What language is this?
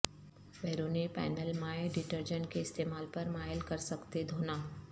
Urdu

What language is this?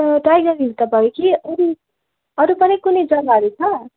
Nepali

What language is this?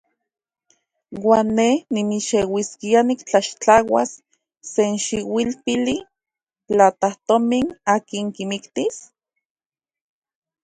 Central Puebla Nahuatl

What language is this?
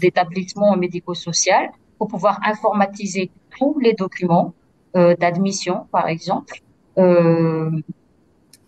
French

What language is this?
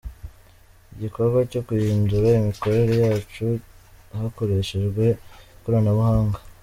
Kinyarwanda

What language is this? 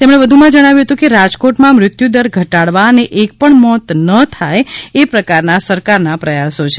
Gujarati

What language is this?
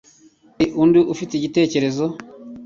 Kinyarwanda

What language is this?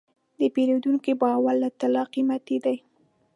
Pashto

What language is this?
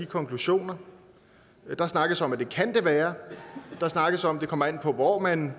Danish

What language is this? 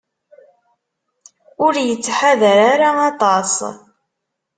Kabyle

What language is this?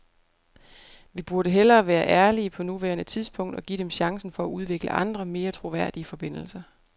Danish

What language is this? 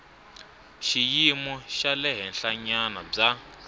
Tsonga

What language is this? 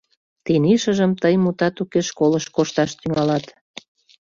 Mari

